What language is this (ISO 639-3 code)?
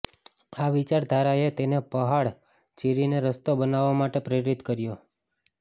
guj